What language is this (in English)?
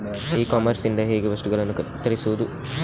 Kannada